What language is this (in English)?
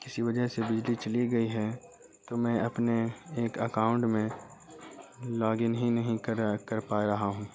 Urdu